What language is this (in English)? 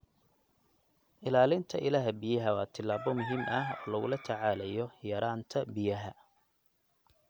Somali